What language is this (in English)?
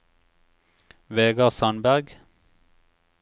Norwegian